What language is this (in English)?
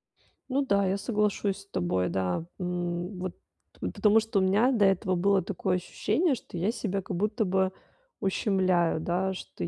Russian